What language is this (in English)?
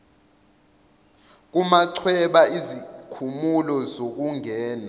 Zulu